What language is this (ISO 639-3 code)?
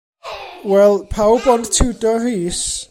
cym